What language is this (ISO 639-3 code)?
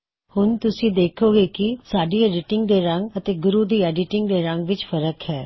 pan